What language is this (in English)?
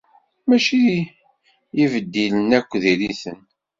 Kabyle